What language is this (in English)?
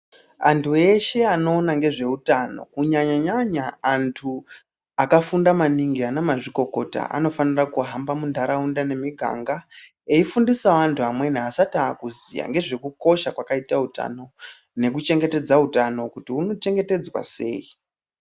Ndau